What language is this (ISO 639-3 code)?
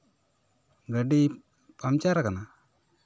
sat